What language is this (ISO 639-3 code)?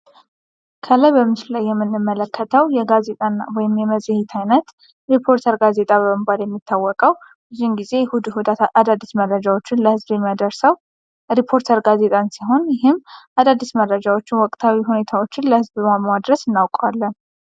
amh